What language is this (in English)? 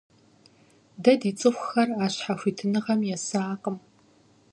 Kabardian